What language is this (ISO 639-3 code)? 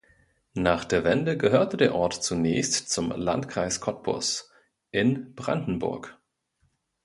deu